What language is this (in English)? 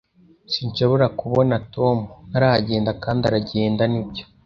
Kinyarwanda